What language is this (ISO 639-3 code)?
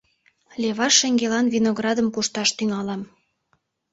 chm